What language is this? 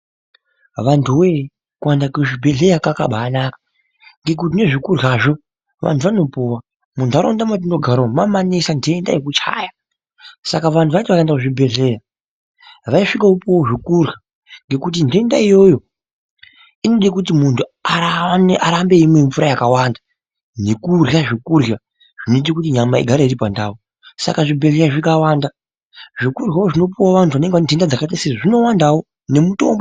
Ndau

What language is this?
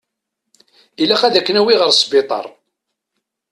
Kabyle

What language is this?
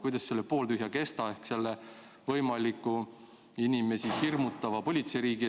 Estonian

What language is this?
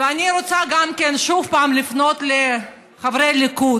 Hebrew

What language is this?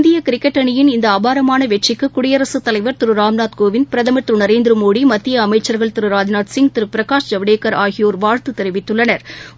Tamil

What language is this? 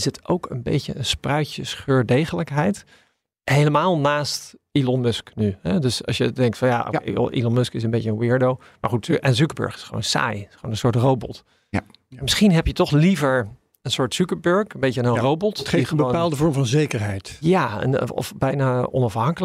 Dutch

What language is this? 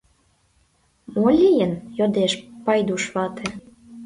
Mari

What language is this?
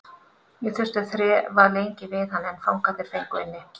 Icelandic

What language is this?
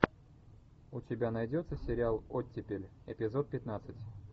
Russian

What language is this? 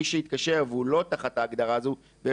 Hebrew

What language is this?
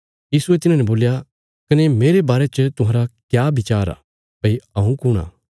Bilaspuri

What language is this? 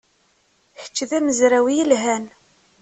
Kabyle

